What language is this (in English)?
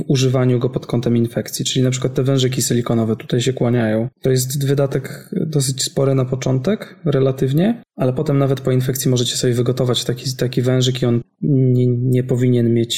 Polish